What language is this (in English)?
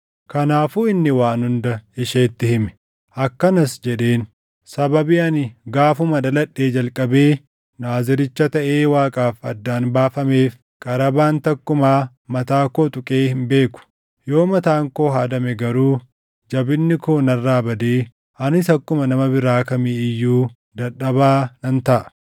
Oromo